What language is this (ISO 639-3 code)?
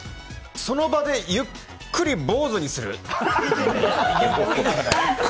jpn